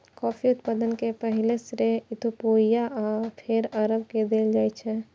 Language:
Maithili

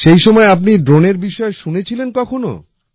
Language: Bangla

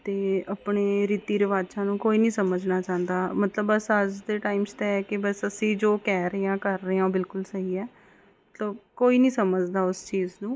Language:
Punjabi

